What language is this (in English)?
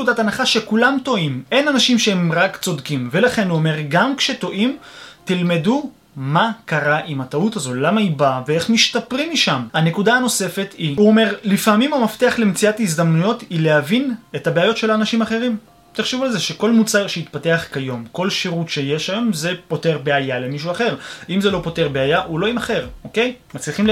Hebrew